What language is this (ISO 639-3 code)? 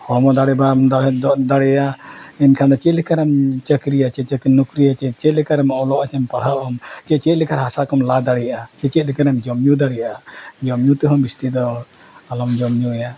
sat